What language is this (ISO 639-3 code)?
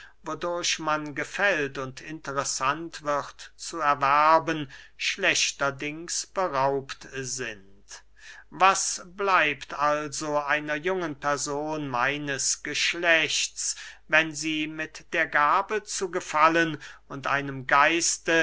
deu